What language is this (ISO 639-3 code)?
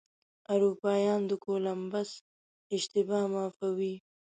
pus